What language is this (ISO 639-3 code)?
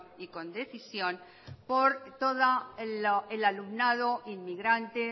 spa